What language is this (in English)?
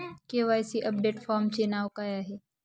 Marathi